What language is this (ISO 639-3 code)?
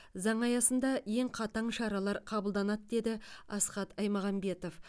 kaz